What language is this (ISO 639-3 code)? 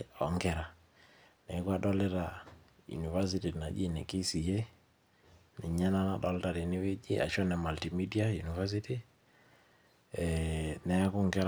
mas